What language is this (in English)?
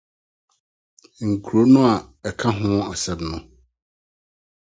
Akan